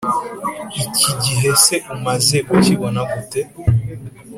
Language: Kinyarwanda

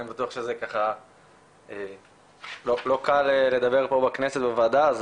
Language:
Hebrew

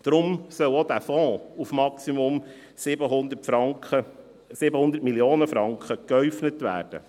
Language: Swiss German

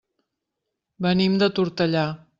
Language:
Catalan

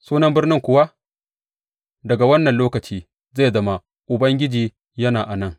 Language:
Hausa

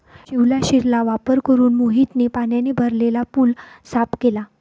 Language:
Marathi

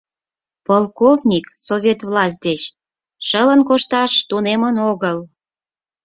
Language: Mari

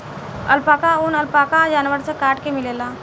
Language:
Bhojpuri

